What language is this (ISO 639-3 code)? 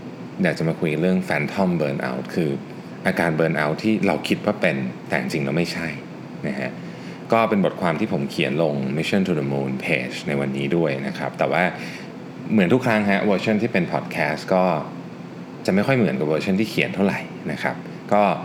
tha